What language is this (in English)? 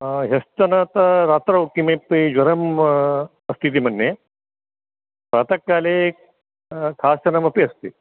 Sanskrit